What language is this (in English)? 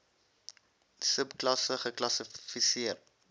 Afrikaans